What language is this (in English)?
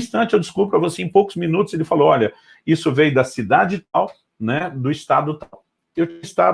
Portuguese